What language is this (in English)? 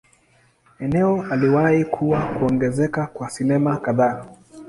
Swahili